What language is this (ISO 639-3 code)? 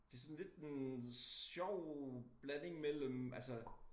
dan